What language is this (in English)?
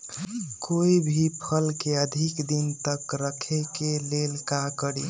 Magahi